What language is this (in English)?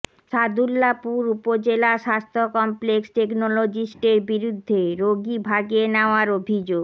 Bangla